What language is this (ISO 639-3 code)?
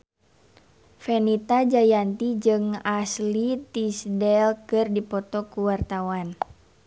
sun